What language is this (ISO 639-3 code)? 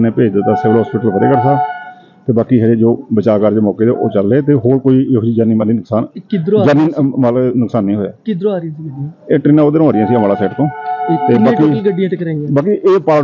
pan